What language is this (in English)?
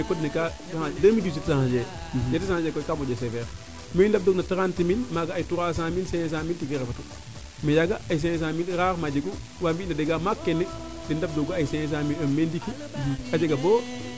Serer